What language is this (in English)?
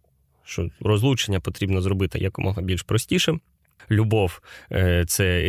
Ukrainian